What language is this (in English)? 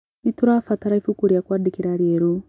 Kikuyu